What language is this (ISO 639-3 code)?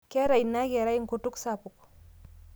mas